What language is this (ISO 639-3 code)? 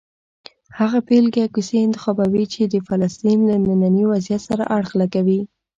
pus